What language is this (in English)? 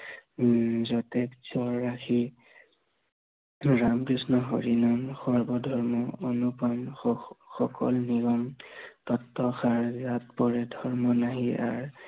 Assamese